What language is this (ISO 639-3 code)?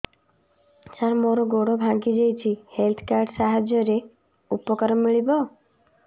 ori